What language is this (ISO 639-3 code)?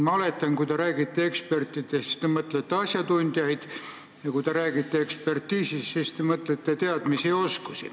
est